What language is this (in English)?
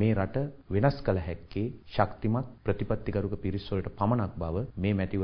Arabic